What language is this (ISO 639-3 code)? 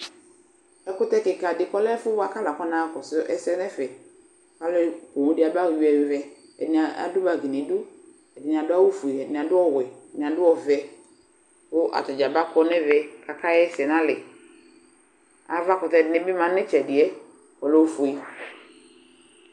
kpo